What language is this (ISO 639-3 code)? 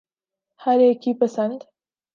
urd